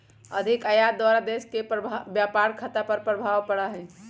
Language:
Magahi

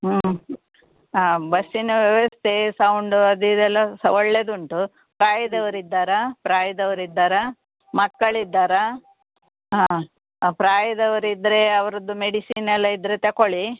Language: Kannada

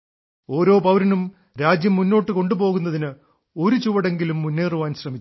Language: Malayalam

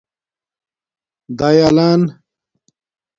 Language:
Domaaki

